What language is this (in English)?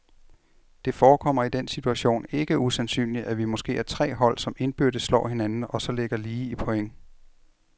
Danish